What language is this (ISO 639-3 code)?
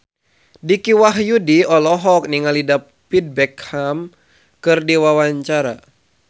sun